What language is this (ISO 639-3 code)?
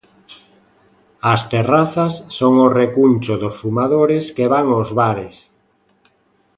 glg